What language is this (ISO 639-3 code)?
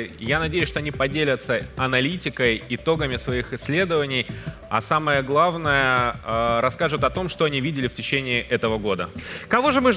rus